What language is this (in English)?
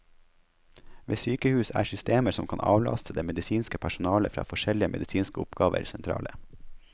Norwegian